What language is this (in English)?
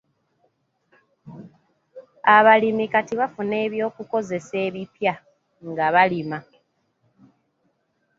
Ganda